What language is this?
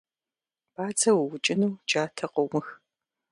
Kabardian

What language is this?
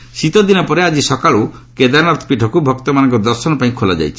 Odia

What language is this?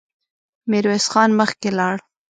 Pashto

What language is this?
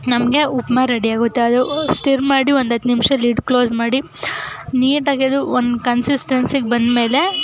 Kannada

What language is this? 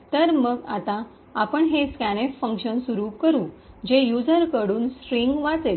Marathi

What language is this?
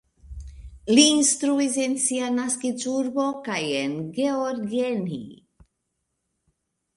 Esperanto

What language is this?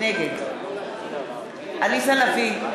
Hebrew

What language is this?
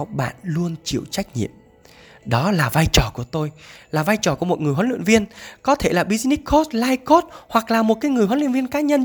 Vietnamese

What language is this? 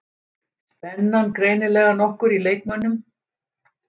Icelandic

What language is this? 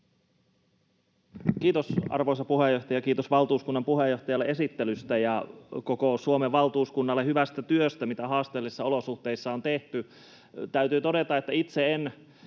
Finnish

